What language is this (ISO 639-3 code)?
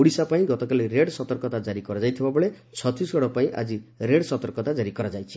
ori